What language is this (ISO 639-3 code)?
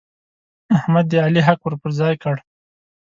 pus